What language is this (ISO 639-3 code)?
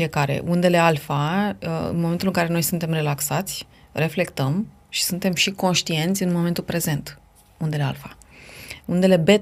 ron